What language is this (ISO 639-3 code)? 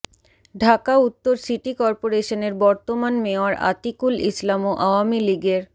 ben